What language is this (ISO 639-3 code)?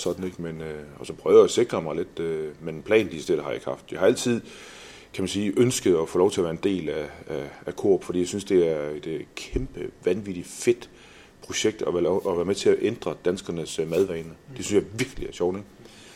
dan